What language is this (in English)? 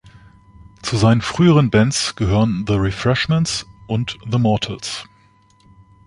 German